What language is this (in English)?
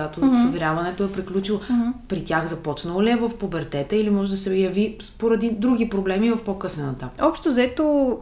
Bulgarian